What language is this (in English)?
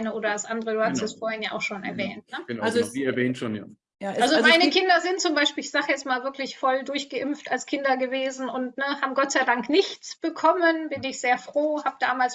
German